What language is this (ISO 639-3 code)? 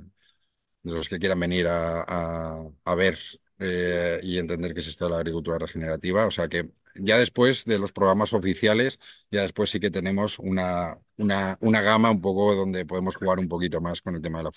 spa